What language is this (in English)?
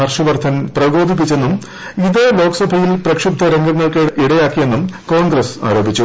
Malayalam